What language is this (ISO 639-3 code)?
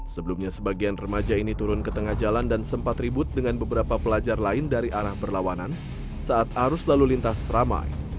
ind